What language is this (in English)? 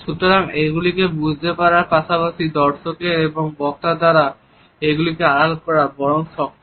Bangla